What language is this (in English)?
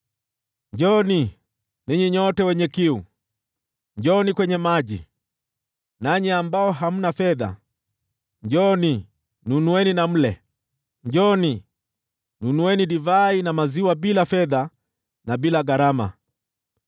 Swahili